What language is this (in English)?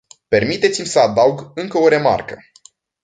Romanian